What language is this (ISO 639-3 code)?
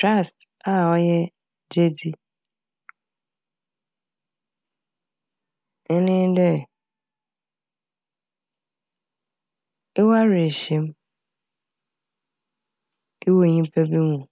aka